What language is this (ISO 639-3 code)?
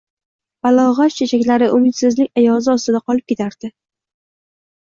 uzb